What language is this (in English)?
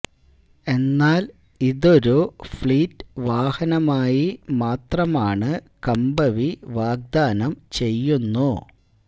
Malayalam